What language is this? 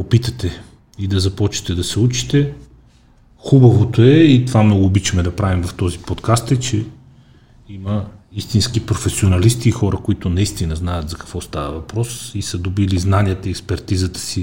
Bulgarian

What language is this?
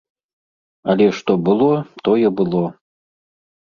Belarusian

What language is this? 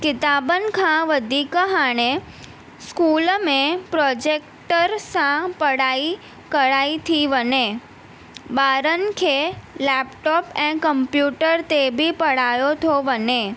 Sindhi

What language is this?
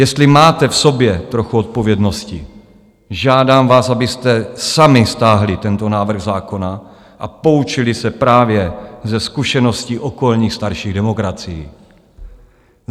Czech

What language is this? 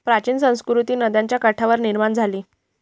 Marathi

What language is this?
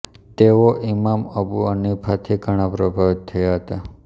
Gujarati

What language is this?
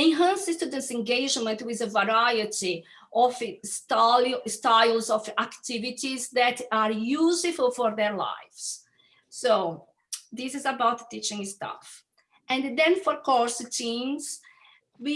English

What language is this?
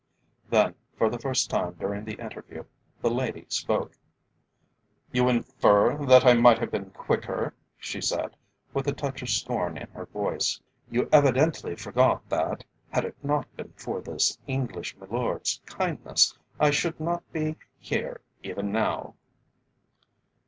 English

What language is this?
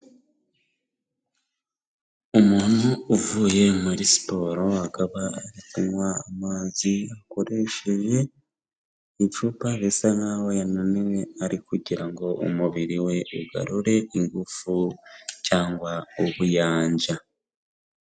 Kinyarwanda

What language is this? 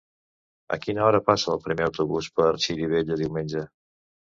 Catalan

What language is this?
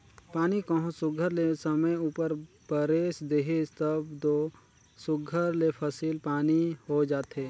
Chhattisgarhi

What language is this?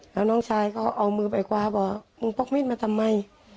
Thai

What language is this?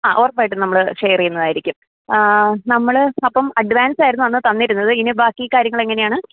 Malayalam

